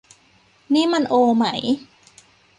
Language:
Thai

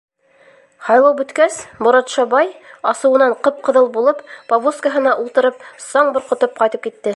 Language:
Bashkir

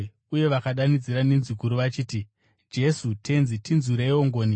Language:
Shona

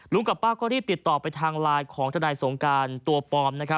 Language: Thai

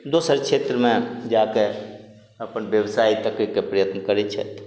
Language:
Maithili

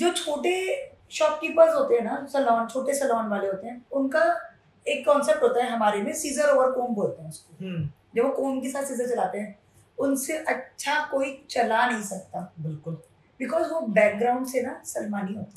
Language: Hindi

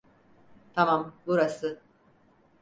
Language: Turkish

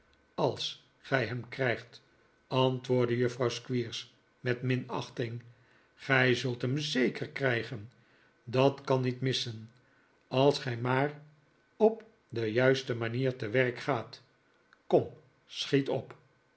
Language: Dutch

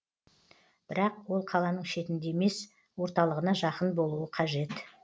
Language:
Kazakh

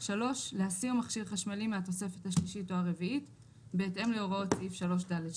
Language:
Hebrew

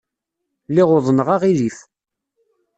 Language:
Kabyle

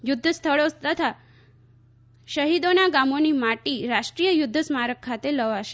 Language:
Gujarati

